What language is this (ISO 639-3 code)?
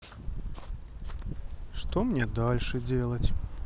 rus